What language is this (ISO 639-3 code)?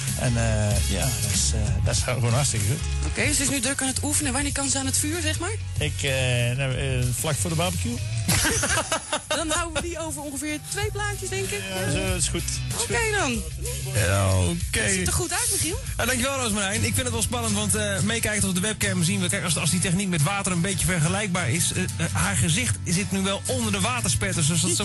nld